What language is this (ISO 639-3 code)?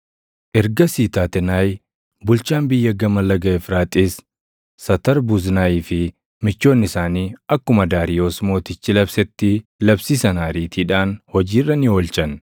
orm